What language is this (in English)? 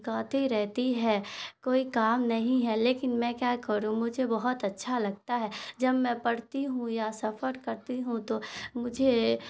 Urdu